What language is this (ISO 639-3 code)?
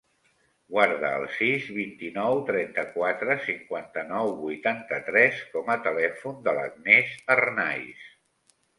cat